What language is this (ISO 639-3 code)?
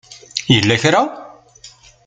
kab